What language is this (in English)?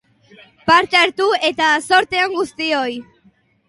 Basque